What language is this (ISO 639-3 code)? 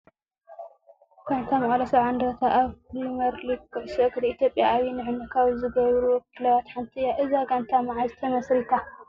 tir